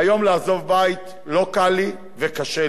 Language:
Hebrew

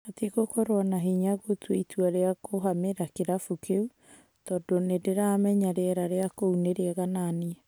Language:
Kikuyu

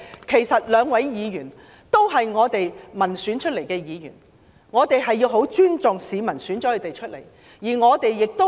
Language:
Cantonese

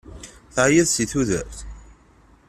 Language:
Kabyle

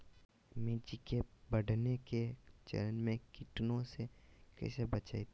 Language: Magahi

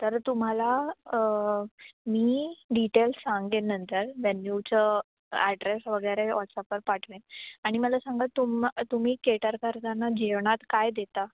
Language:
Marathi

